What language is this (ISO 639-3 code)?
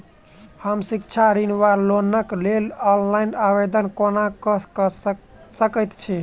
mai